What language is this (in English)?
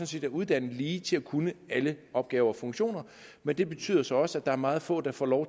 Danish